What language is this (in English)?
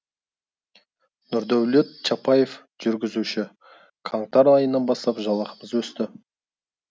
Kazakh